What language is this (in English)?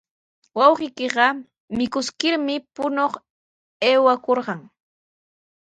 Sihuas Ancash Quechua